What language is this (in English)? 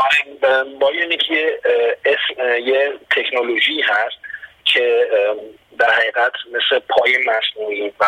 Persian